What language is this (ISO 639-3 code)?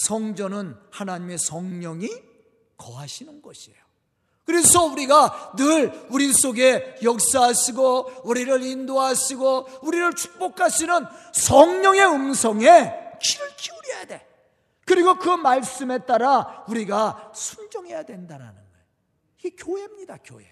kor